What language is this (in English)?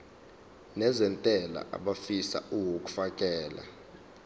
Zulu